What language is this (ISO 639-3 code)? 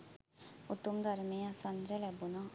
sin